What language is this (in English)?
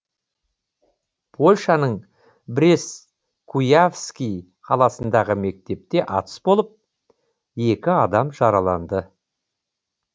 Kazakh